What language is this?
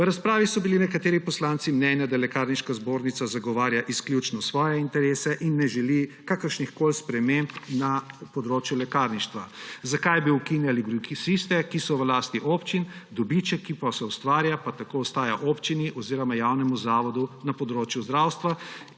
Slovenian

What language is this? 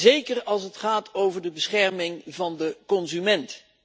Dutch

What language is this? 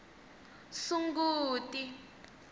Tsonga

